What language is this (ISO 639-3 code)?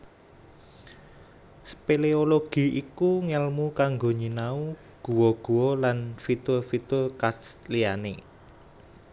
jav